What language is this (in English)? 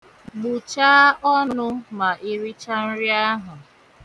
Igbo